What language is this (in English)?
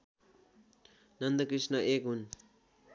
Nepali